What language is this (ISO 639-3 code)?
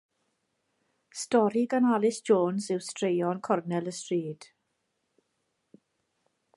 cym